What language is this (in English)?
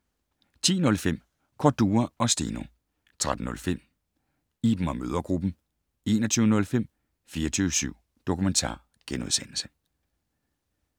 Danish